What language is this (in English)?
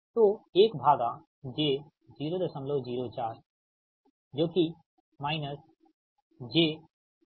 Hindi